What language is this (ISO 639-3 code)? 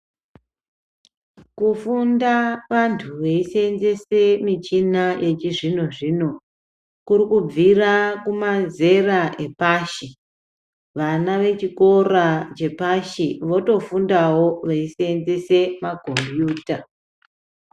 ndc